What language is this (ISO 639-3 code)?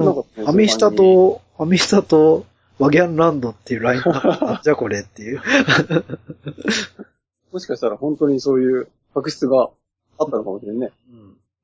jpn